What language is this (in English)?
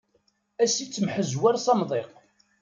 Kabyle